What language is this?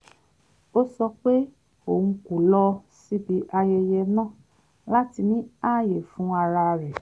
Yoruba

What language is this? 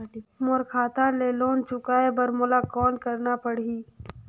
Chhattisgarhi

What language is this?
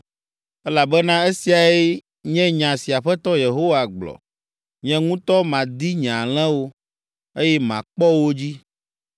Ewe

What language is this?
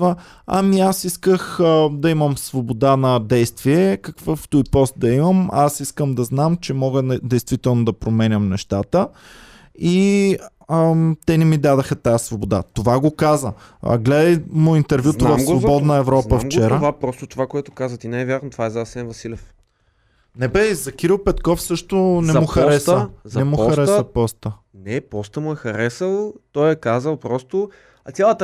Bulgarian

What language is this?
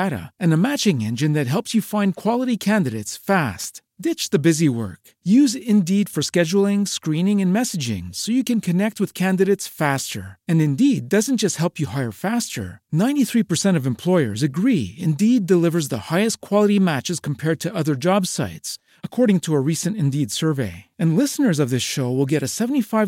Italian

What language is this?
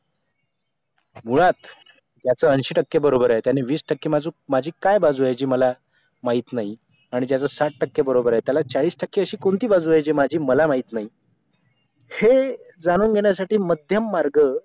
Marathi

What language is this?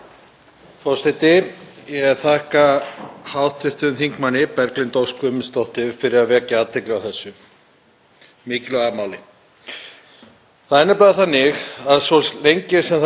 Icelandic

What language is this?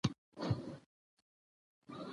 Pashto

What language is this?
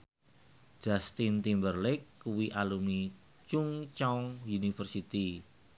Javanese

